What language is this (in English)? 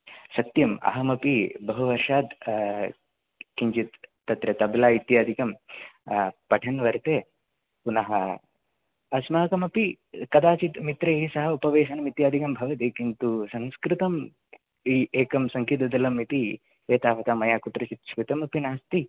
Sanskrit